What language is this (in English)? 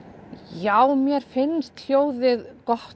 Icelandic